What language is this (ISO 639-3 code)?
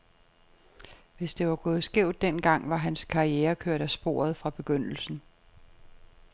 dan